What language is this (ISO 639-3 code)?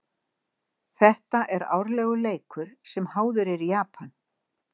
isl